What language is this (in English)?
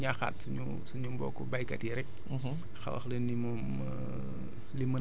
Wolof